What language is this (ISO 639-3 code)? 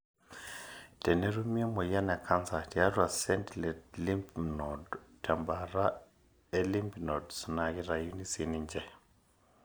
mas